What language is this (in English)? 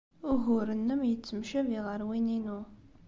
Kabyle